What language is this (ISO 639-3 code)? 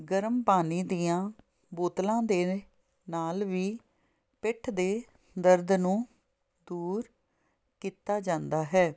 pan